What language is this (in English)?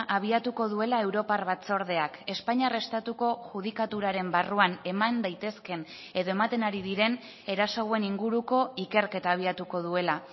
Basque